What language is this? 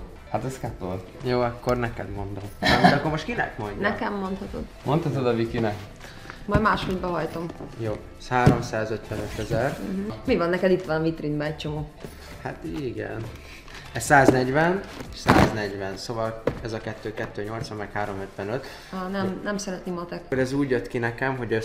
Hungarian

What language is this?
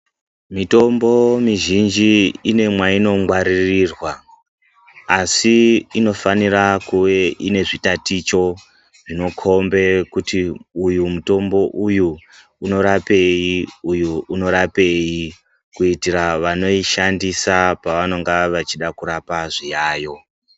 Ndau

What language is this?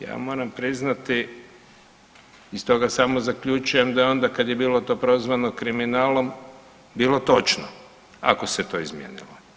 Croatian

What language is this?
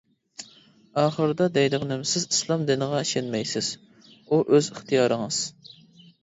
Uyghur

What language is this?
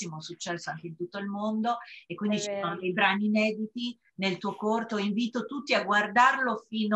Italian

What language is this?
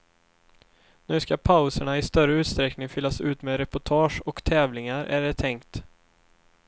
Swedish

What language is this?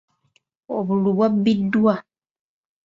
Ganda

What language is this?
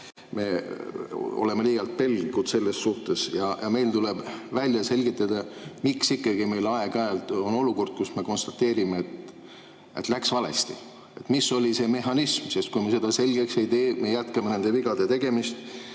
Estonian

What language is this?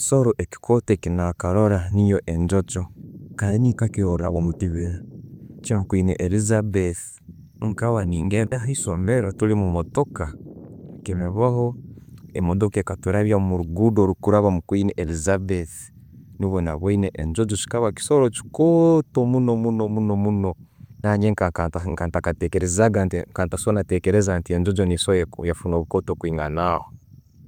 Tooro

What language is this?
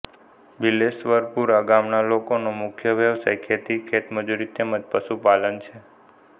Gujarati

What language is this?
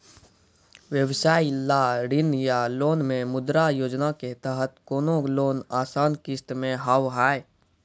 Maithili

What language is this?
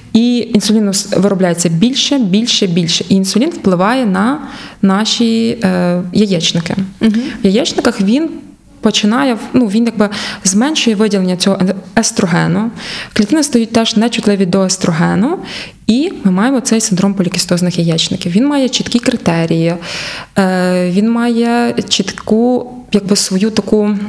Ukrainian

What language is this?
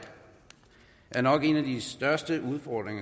Danish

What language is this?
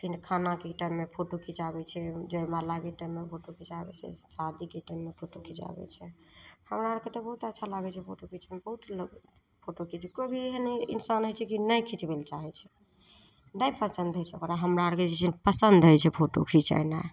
Maithili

